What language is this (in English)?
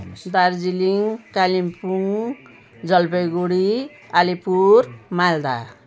Nepali